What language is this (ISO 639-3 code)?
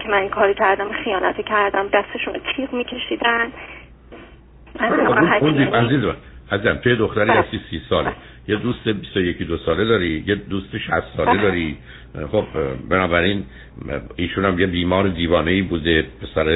fas